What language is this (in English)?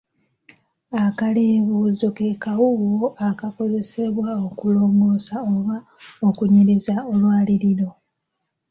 Ganda